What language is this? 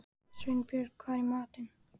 Icelandic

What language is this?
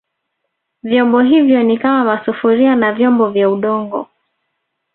Swahili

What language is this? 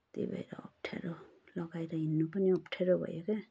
Nepali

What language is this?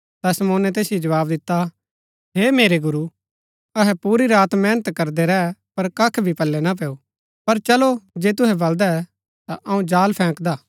Gaddi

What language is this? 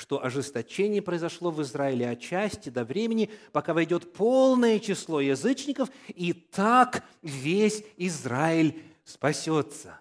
Russian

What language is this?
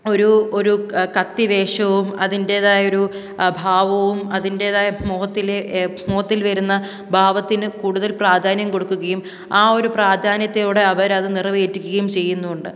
Malayalam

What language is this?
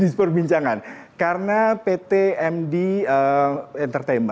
Indonesian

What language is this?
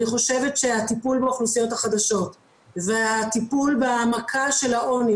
Hebrew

